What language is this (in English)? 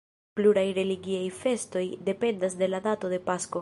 Esperanto